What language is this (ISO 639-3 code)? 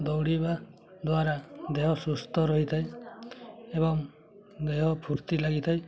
ori